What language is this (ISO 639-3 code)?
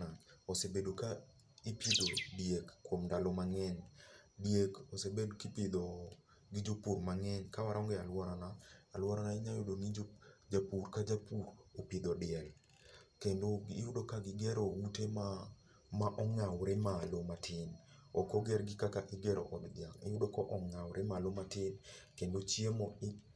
luo